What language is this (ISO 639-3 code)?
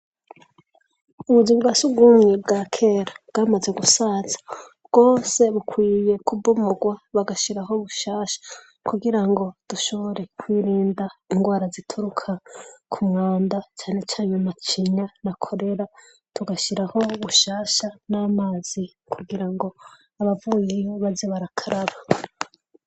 run